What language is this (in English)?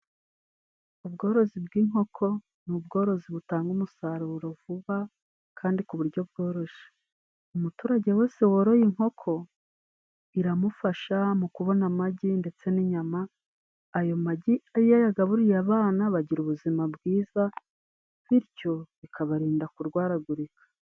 Kinyarwanda